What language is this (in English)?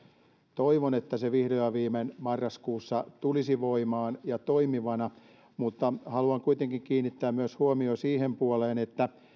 Finnish